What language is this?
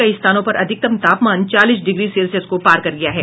Hindi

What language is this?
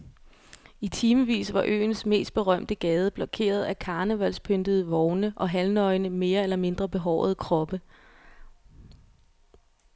Danish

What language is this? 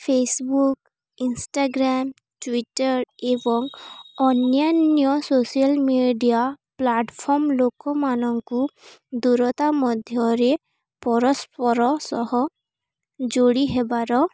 Odia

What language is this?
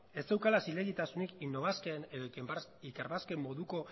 Basque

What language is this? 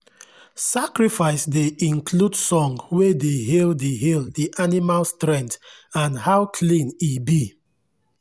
Nigerian Pidgin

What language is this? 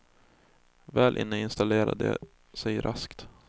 Swedish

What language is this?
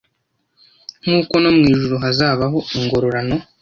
Kinyarwanda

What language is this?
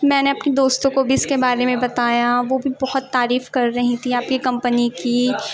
Urdu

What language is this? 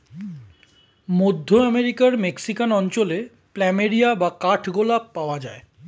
Bangla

